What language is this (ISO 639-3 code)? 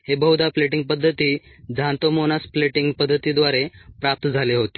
mar